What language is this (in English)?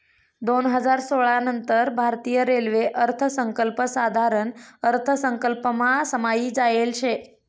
Marathi